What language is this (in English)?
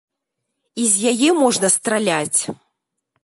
Belarusian